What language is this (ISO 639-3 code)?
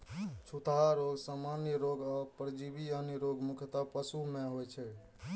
mai